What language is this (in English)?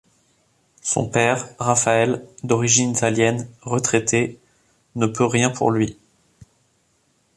French